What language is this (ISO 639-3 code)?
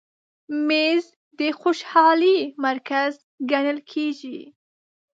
pus